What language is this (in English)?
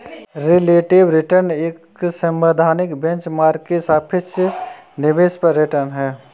Hindi